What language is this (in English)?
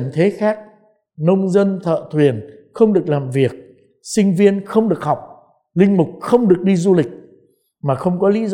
Vietnamese